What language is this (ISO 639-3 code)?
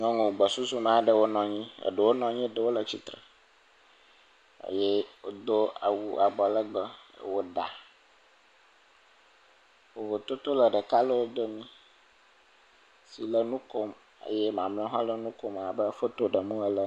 ewe